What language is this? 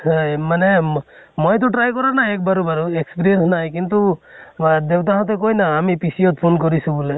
Assamese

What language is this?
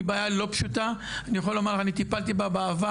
Hebrew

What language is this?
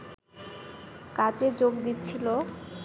Bangla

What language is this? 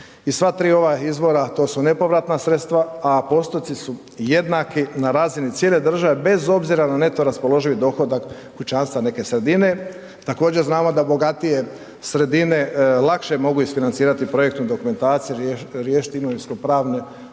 Croatian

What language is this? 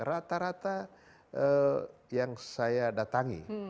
Indonesian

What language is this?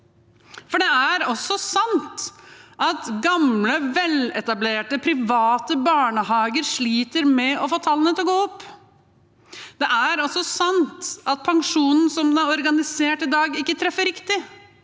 Norwegian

